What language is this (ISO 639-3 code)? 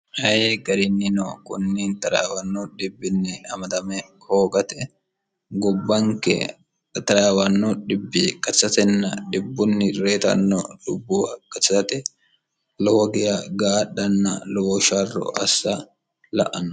sid